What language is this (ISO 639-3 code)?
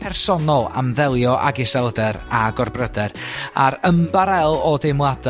cym